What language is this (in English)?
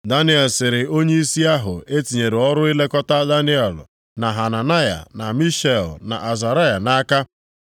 Igbo